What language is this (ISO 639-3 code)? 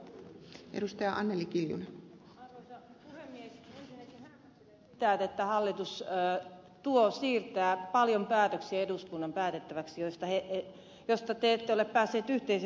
fin